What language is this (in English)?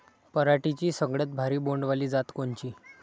Marathi